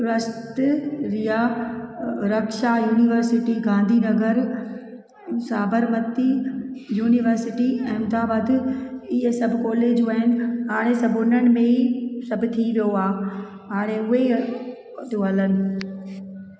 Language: Sindhi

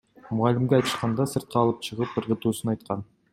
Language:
Kyrgyz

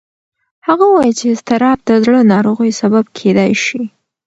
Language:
Pashto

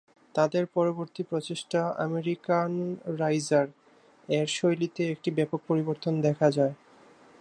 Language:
Bangla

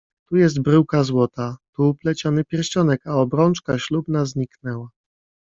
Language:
Polish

